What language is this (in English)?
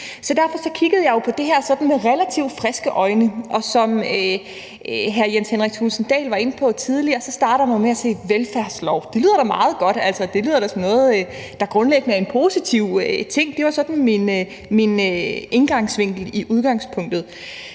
Danish